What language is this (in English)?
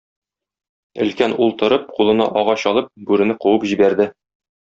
Tatar